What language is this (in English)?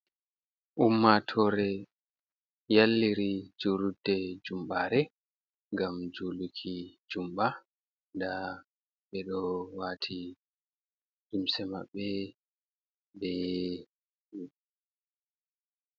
Fula